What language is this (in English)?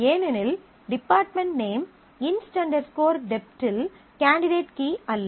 Tamil